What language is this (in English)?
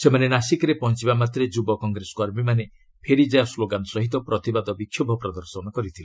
Odia